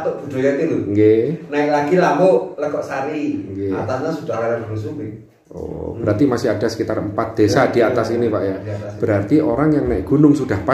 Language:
Indonesian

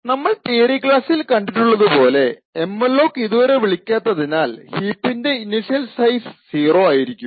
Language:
Malayalam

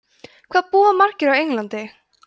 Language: Icelandic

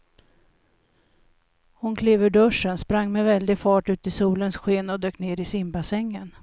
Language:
Swedish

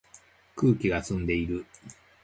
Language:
Japanese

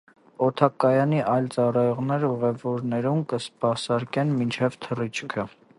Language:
Armenian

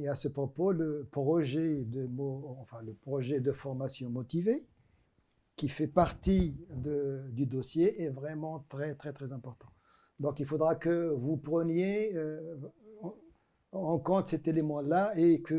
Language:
French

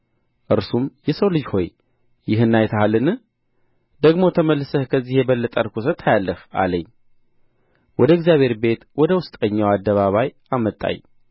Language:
Amharic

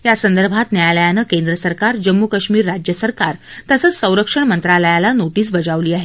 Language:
Marathi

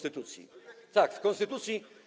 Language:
Polish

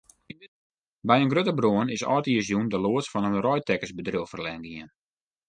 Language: Western Frisian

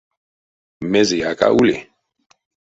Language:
Erzya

